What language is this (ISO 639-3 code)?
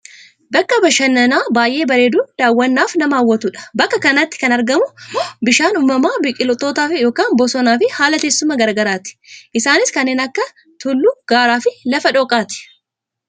orm